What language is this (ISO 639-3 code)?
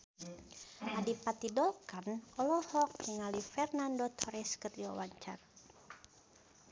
sun